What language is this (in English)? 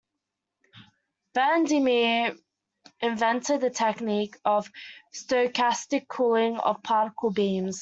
English